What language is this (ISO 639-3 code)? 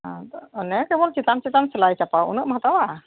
sat